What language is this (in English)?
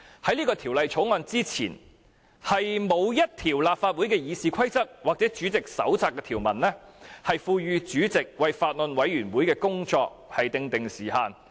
Cantonese